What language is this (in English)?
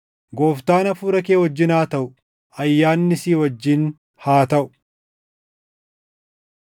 Oromo